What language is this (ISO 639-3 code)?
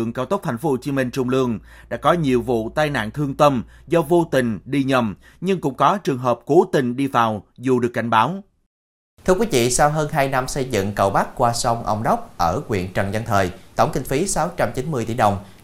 vie